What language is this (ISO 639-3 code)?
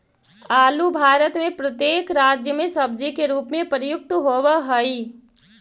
mag